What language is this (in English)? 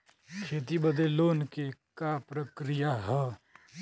Bhojpuri